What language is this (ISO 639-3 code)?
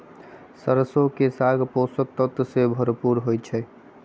mag